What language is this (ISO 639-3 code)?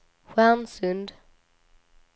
swe